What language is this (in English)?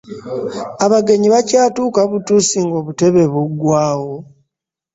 Ganda